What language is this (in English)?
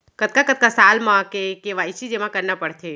Chhattisgarhi